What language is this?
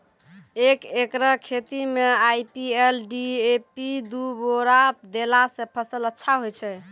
Maithili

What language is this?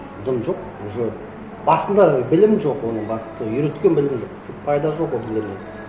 Kazakh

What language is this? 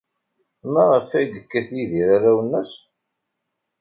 Kabyle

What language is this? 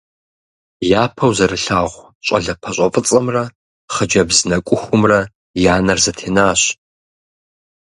Kabardian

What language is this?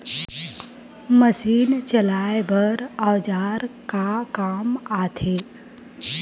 Chhattisgarhi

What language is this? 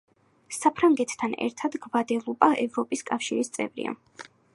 Georgian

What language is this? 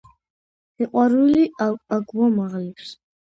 Georgian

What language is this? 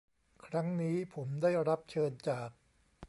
Thai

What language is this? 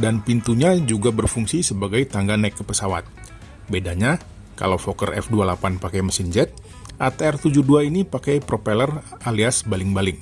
Indonesian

